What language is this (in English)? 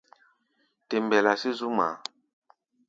Gbaya